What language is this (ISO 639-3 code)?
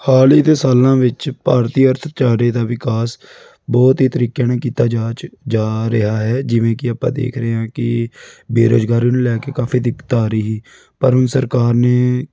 pan